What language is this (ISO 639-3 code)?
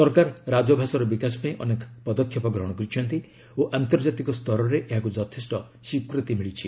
ori